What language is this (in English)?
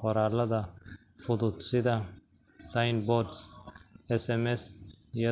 Somali